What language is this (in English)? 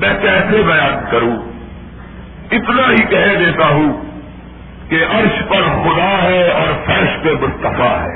Urdu